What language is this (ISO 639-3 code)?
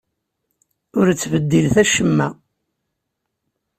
kab